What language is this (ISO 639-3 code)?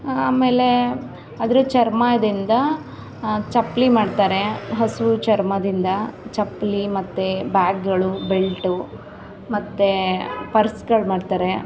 kan